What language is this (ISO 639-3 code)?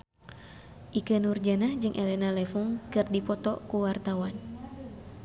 sun